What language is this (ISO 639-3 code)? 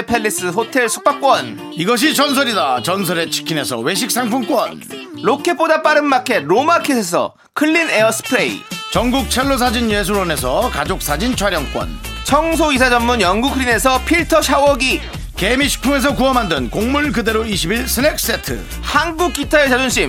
kor